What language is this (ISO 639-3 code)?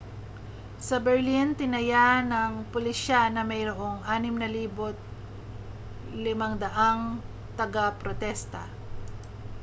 fil